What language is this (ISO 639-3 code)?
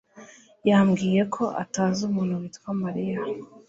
kin